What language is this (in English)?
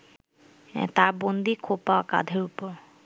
Bangla